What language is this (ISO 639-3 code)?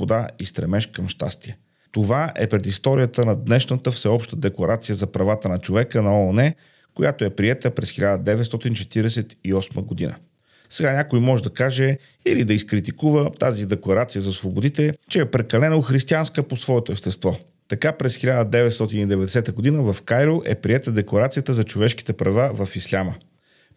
bul